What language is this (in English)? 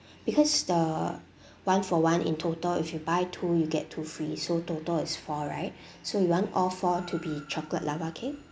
English